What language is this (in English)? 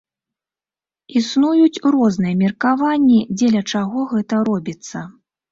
Belarusian